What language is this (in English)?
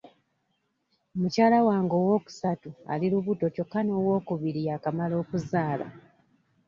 Ganda